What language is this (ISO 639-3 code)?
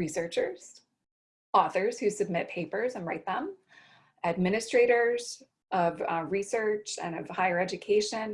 eng